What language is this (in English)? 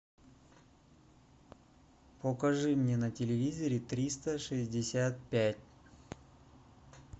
Russian